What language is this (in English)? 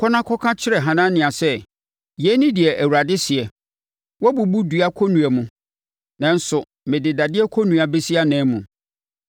Akan